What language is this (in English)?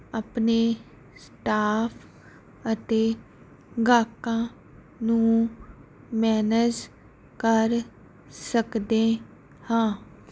Punjabi